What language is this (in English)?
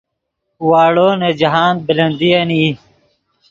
Yidgha